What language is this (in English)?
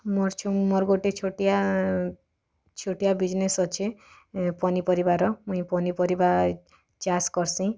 Odia